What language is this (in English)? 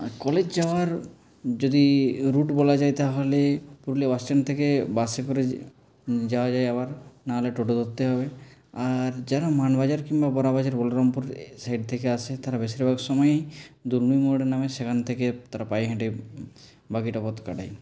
Bangla